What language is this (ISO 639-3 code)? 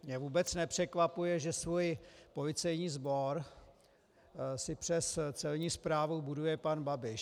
ces